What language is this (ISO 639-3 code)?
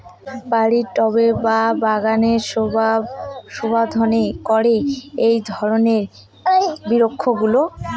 ben